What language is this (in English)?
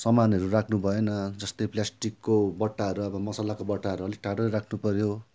Nepali